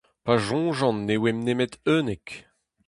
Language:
Breton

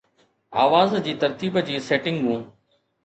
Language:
Sindhi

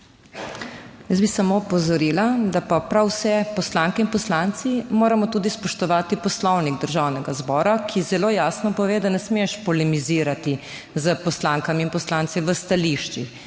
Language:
Slovenian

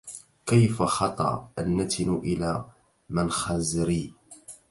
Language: Arabic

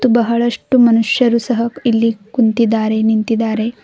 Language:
Kannada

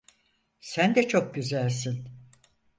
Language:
Turkish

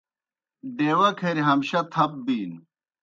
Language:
Kohistani Shina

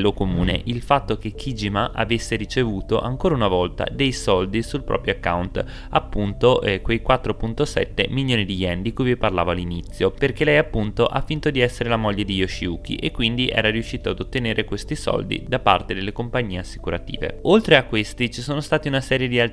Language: Italian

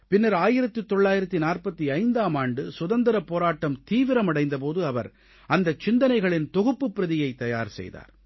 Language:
Tamil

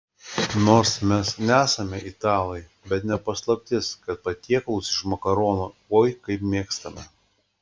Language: Lithuanian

